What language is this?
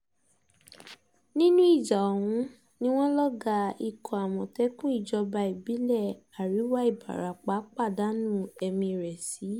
Yoruba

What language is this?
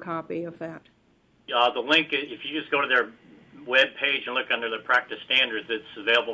English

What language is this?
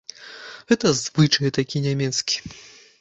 Belarusian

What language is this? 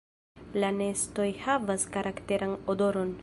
Esperanto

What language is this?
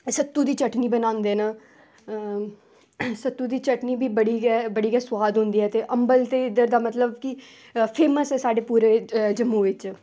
Dogri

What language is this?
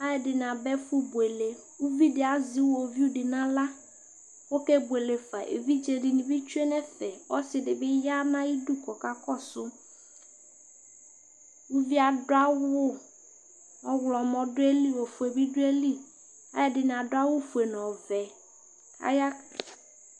Ikposo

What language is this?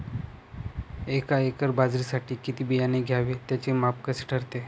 Marathi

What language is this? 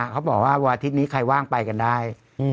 Thai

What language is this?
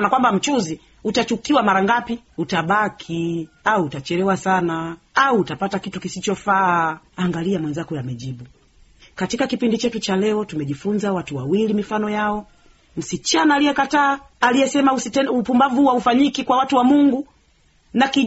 Swahili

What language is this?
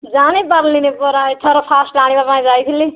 Odia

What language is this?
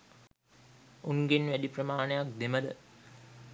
Sinhala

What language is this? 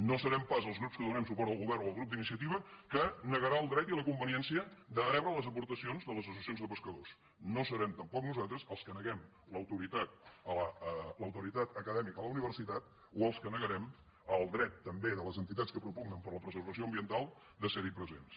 Catalan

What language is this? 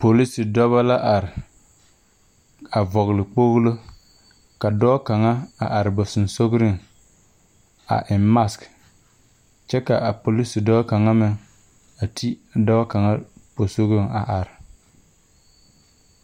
Southern Dagaare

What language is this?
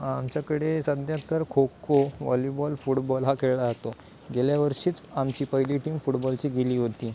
Marathi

